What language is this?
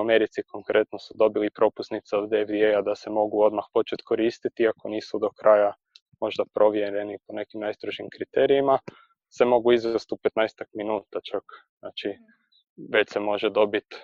Croatian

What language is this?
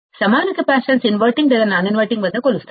Telugu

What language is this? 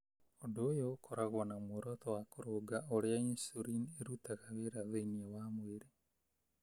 Kikuyu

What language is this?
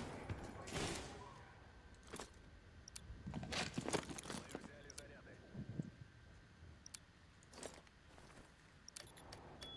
Russian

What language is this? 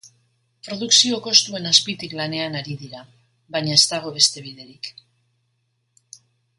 Basque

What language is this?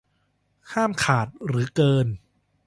Thai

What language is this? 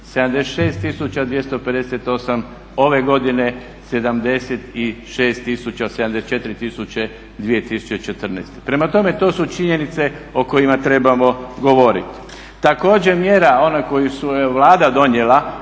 Croatian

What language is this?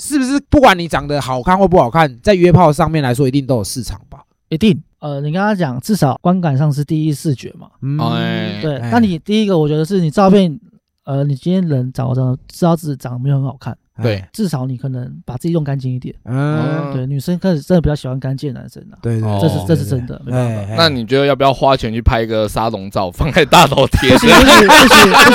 Chinese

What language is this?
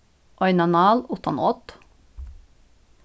Faroese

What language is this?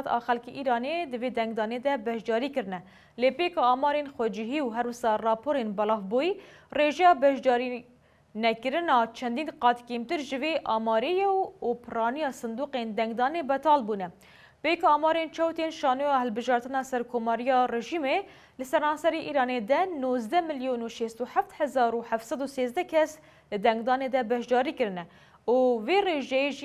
Persian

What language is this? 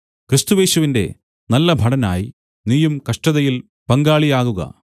Malayalam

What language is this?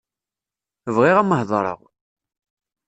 Kabyle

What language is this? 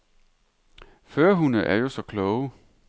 Danish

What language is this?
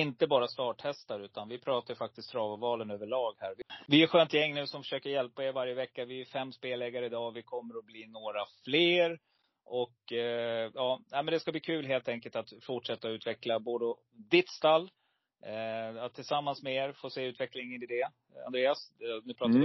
Swedish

